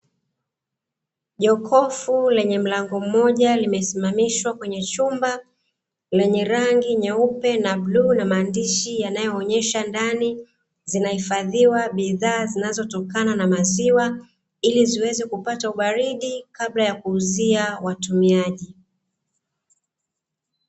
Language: Swahili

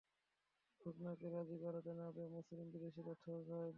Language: Bangla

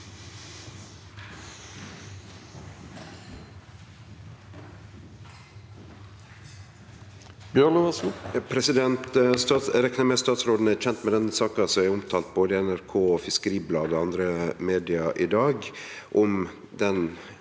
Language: Norwegian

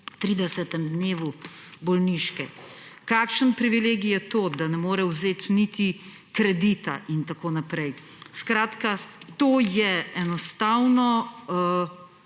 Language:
Slovenian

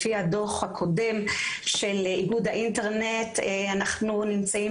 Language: Hebrew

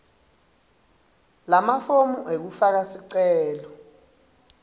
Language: Swati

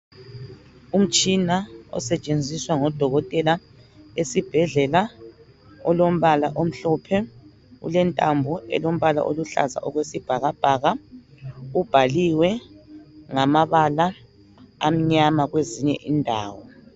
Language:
North Ndebele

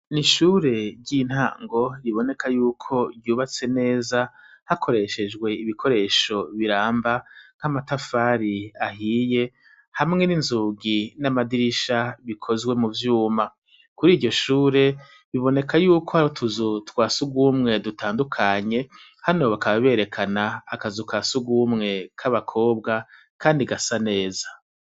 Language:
Rundi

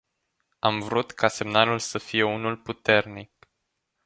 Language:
Romanian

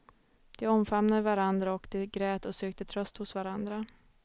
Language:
Swedish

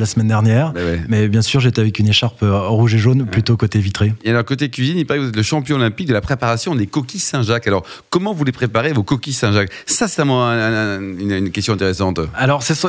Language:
French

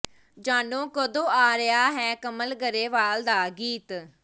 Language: Punjabi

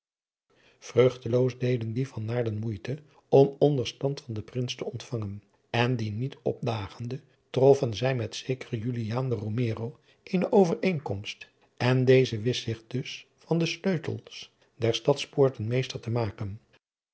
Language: Dutch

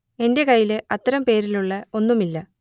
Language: Malayalam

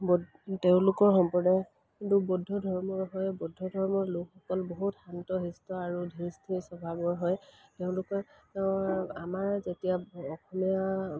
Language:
Assamese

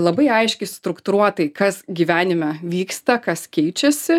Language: Lithuanian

